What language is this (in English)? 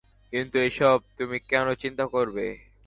Bangla